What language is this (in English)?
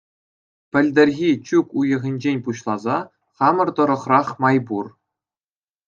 Chuvash